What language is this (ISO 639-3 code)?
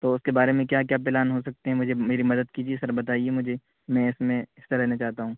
urd